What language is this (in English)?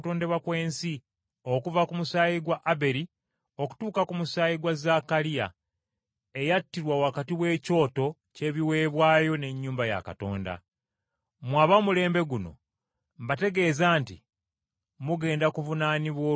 Ganda